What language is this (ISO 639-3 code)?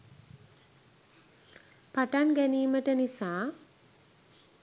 sin